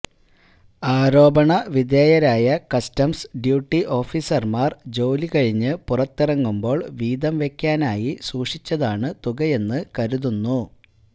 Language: Malayalam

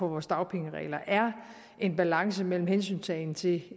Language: Danish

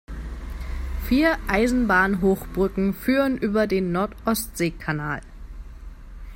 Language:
German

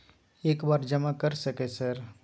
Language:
Maithili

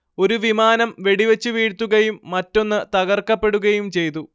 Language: Malayalam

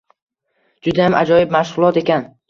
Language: Uzbek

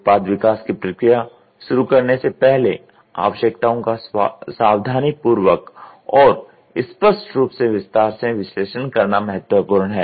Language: Hindi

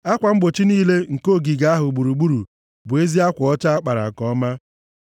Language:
Igbo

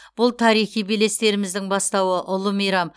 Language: Kazakh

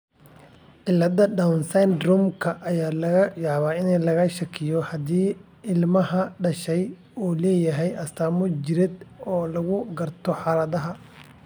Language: Somali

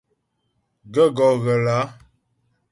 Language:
Ghomala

